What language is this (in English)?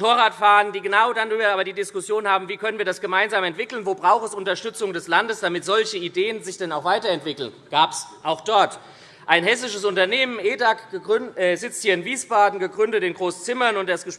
German